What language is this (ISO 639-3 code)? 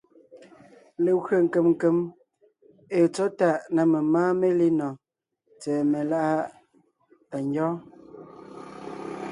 nnh